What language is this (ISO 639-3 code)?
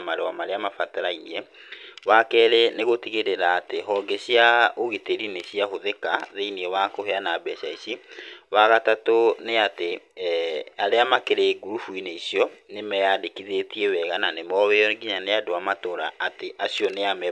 kik